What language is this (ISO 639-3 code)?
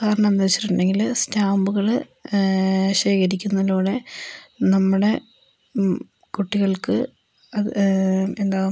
mal